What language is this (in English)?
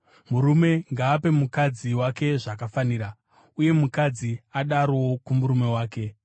Shona